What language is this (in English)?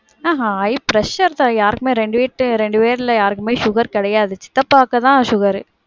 Tamil